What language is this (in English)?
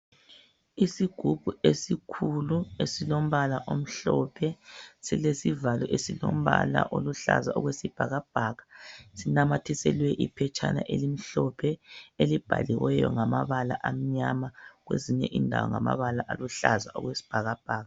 North Ndebele